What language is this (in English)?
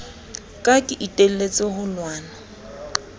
Southern Sotho